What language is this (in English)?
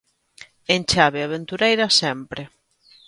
Galician